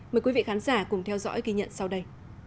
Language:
Vietnamese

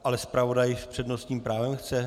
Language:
Czech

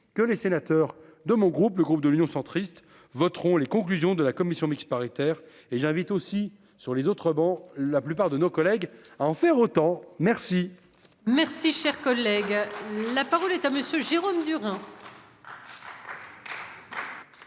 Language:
French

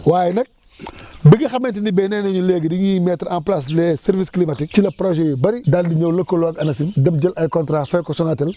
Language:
Wolof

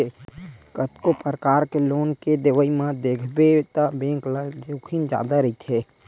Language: Chhattisgarhi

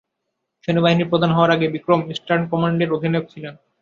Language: Bangla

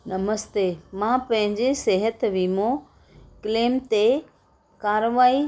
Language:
Sindhi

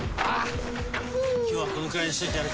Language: Japanese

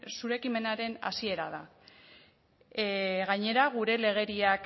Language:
Basque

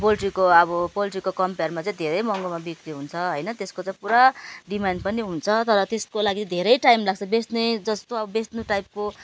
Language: Nepali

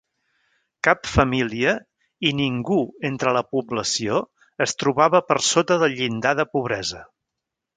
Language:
Catalan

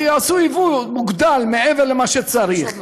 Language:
Hebrew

